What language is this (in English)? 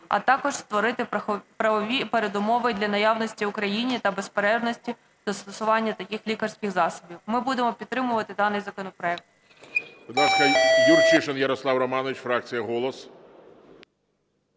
Ukrainian